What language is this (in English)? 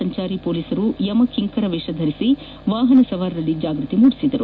Kannada